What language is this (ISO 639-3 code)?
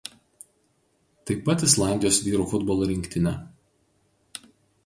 lit